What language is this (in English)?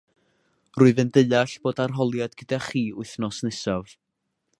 Welsh